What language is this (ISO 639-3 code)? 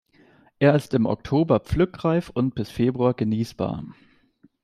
deu